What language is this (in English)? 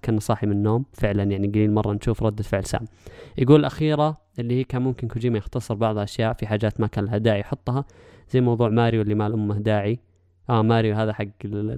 Arabic